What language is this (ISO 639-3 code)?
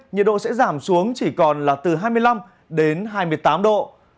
vie